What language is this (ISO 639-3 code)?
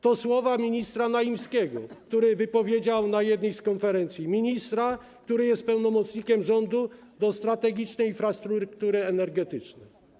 pol